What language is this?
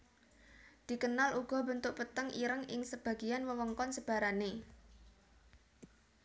Javanese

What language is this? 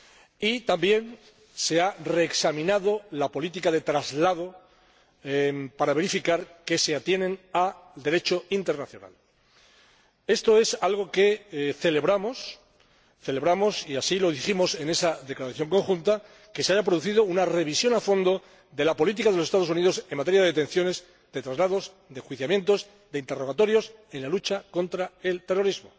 Spanish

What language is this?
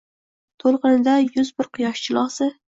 Uzbek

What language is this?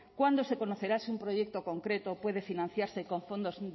Spanish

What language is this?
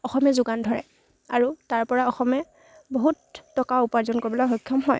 Assamese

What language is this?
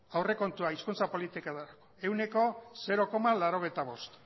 Basque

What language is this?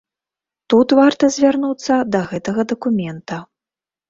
Belarusian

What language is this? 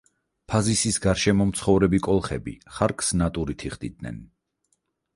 Georgian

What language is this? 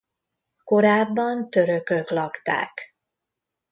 Hungarian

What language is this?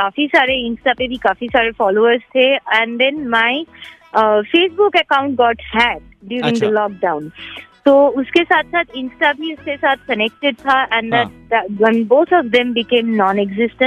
Hindi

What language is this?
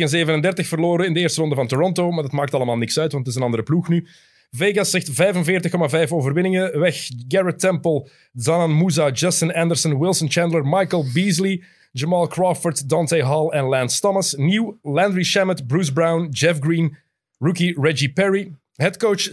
Dutch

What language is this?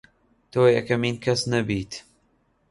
Central Kurdish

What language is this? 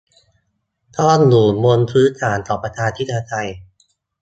Thai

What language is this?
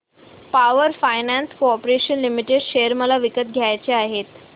Marathi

